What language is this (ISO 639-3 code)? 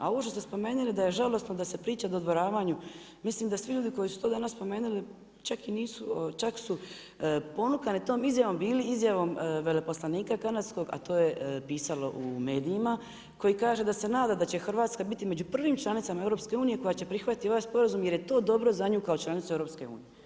hrv